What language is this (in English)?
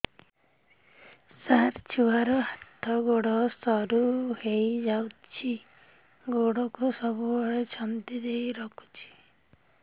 Odia